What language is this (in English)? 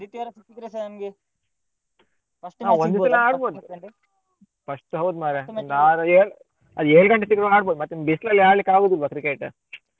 Kannada